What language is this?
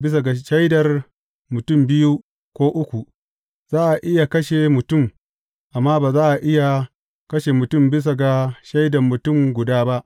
Hausa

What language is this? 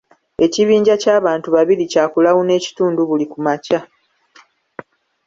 Ganda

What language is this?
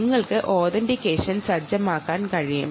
Malayalam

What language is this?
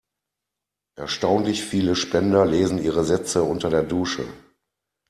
German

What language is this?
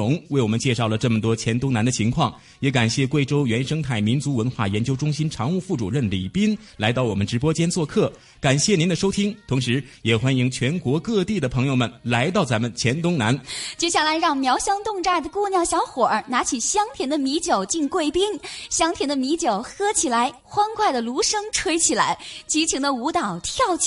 Chinese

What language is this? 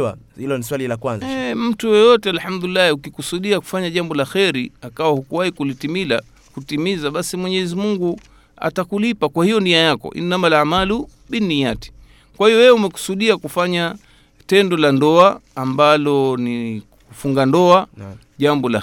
Swahili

